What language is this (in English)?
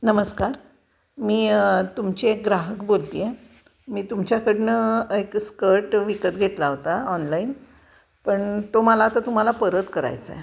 Marathi